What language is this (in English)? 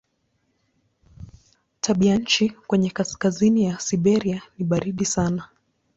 Swahili